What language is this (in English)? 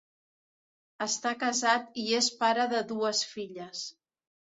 Catalan